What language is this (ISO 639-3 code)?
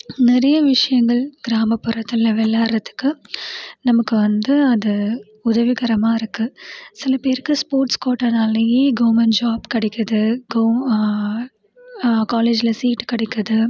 tam